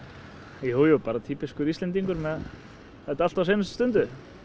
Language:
Icelandic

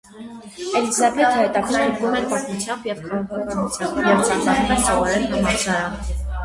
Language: Armenian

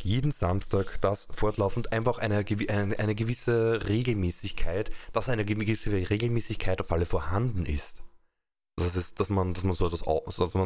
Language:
German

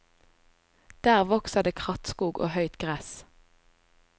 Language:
Norwegian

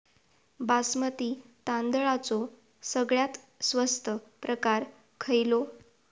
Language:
Marathi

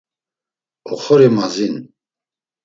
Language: Laz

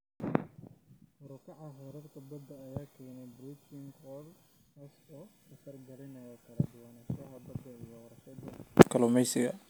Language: Somali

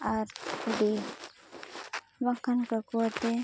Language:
Santali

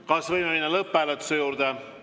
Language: Estonian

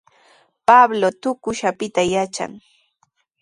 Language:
Sihuas Ancash Quechua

